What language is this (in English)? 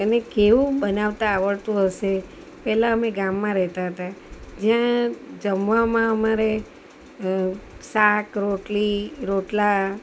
Gujarati